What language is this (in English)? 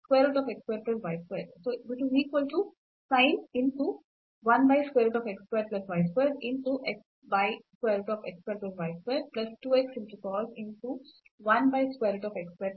Kannada